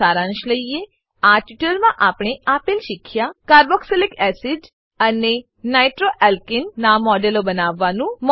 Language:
Gujarati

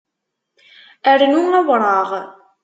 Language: Kabyle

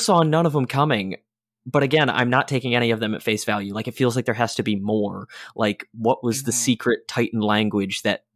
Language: English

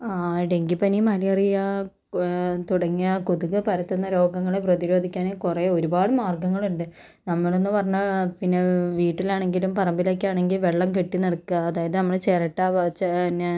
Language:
Malayalam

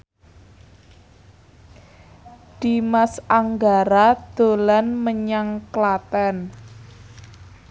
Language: Javanese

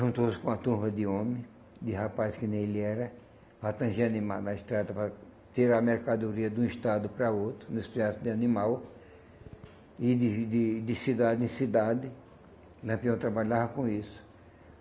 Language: Portuguese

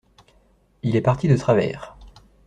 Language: French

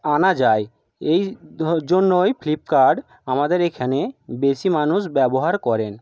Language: Bangla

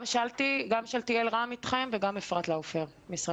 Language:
Hebrew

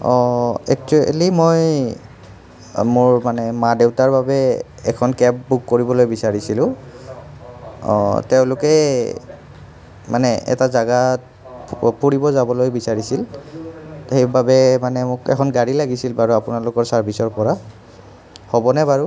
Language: Assamese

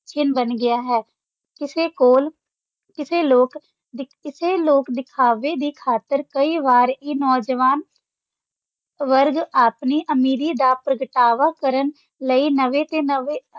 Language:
Punjabi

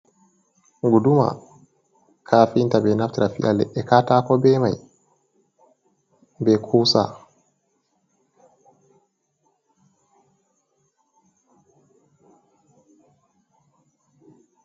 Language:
Fula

